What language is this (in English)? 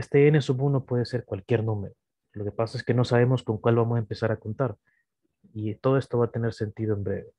Spanish